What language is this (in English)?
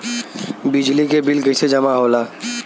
Bhojpuri